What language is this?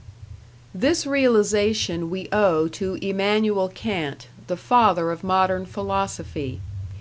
English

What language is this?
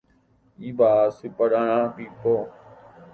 Guarani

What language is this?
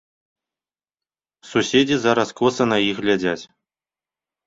Belarusian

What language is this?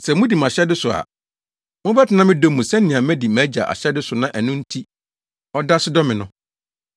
Akan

